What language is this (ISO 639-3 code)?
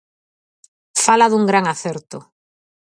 glg